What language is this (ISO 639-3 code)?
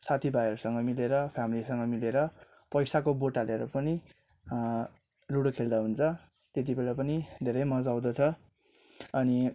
nep